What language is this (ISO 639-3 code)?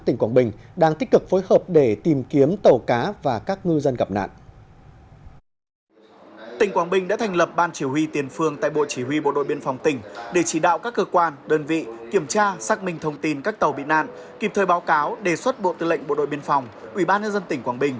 vie